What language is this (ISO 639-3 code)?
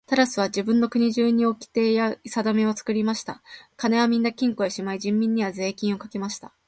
jpn